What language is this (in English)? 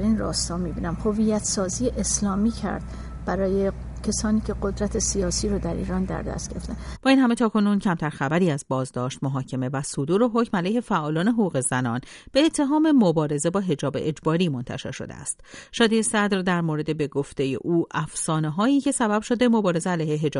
Persian